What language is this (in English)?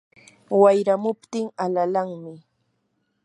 Yanahuanca Pasco Quechua